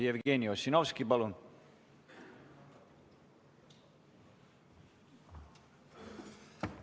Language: Estonian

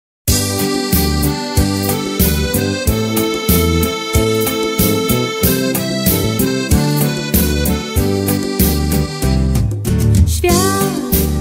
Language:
Czech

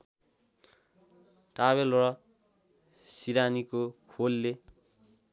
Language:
Nepali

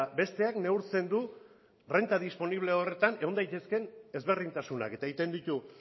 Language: Basque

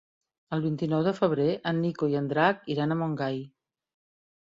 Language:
Catalan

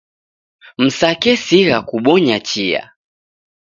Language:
Taita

